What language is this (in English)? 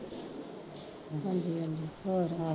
Punjabi